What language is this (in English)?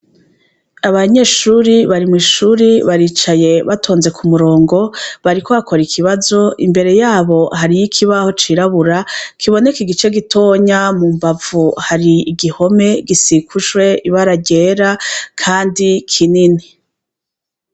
Rundi